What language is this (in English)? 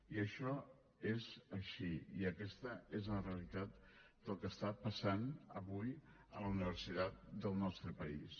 Catalan